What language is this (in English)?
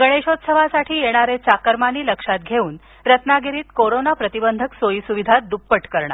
Marathi